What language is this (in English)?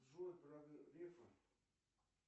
Russian